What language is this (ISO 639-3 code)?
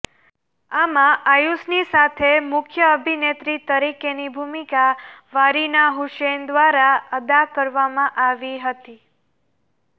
guj